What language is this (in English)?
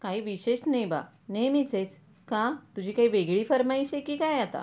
Marathi